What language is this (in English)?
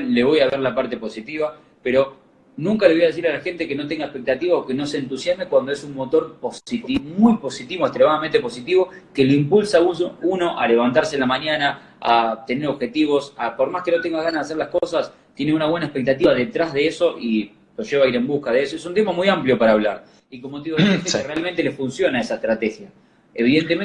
Spanish